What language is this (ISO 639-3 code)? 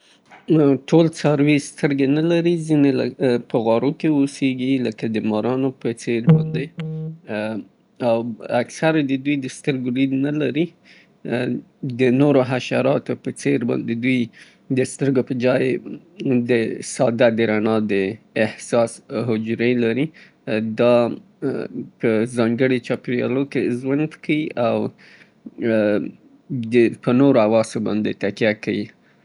pbt